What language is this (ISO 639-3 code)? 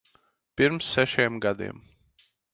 lav